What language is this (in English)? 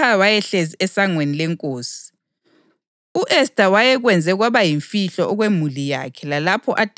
North Ndebele